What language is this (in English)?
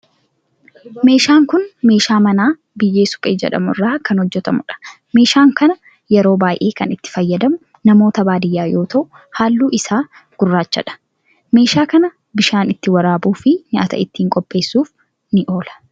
Oromo